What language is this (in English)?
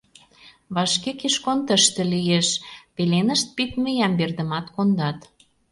Mari